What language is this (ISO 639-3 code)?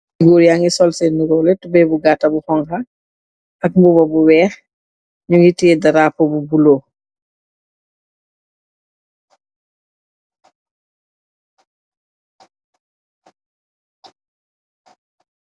wol